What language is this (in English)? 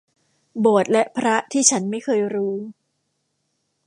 Thai